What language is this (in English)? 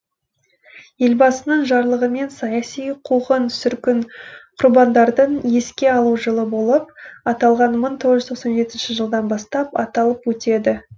Kazakh